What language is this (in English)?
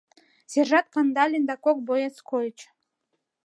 Mari